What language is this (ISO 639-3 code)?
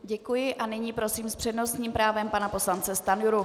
ces